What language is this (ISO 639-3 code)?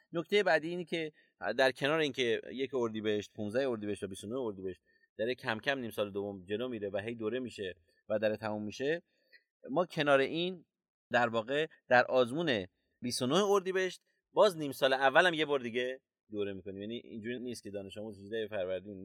fas